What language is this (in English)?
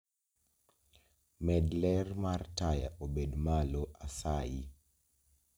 Luo (Kenya and Tanzania)